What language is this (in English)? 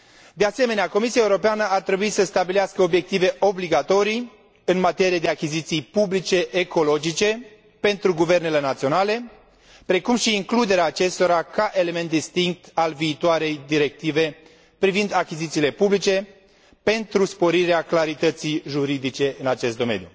Romanian